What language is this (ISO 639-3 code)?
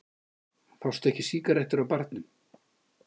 isl